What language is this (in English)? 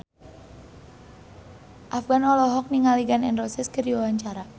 Sundanese